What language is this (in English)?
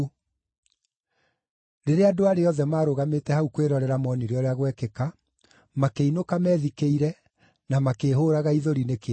Kikuyu